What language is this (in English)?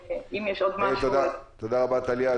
Hebrew